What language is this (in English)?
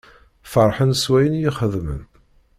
Kabyle